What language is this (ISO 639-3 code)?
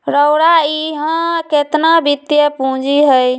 mag